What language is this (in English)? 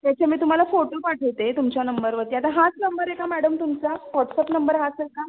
Marathi